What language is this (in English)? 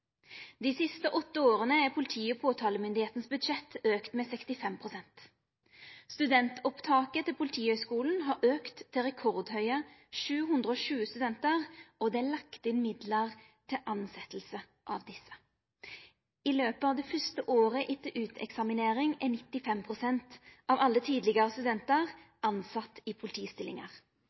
Norwegian Nynorsk